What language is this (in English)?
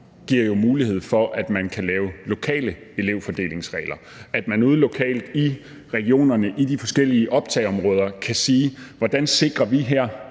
Danish